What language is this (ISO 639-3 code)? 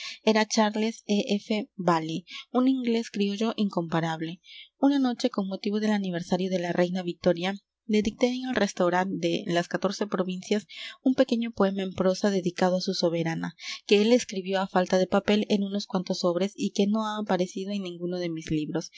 spa